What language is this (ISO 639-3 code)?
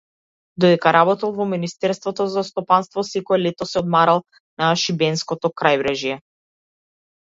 mkd